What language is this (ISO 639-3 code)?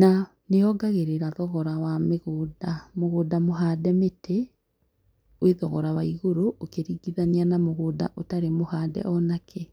kik